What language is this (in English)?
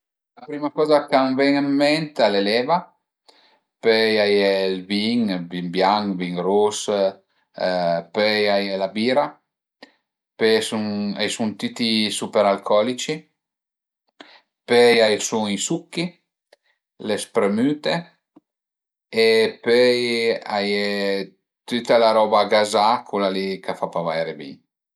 Piedmontese